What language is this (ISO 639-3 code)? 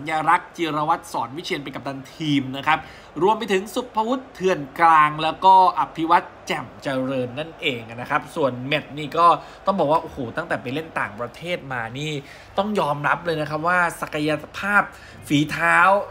tha